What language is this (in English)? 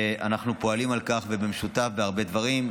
Hebrew